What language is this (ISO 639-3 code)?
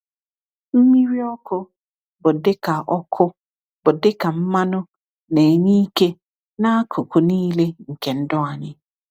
ibo